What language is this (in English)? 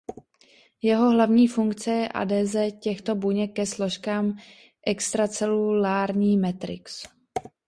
Czech